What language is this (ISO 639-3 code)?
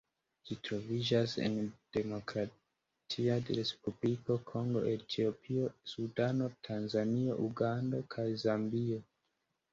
epo